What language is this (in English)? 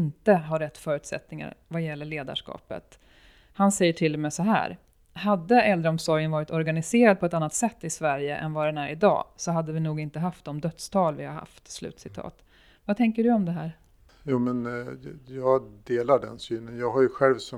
Swedish